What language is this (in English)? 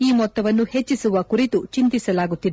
Kannada